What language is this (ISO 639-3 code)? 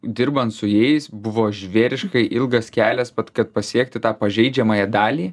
lit